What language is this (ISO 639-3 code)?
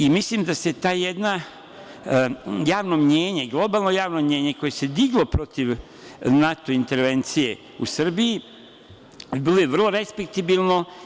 srp